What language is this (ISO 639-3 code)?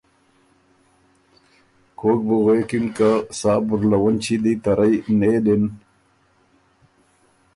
oru